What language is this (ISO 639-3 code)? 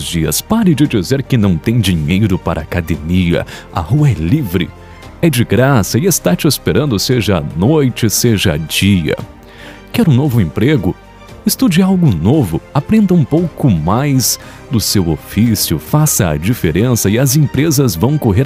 por